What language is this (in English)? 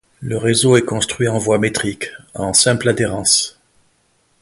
French